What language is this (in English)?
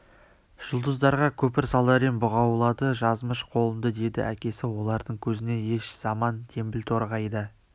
Kazakh